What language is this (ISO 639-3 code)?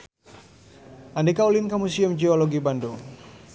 sun